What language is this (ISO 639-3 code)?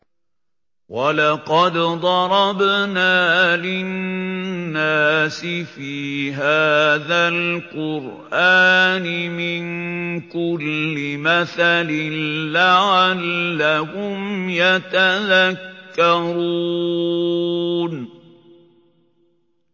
ara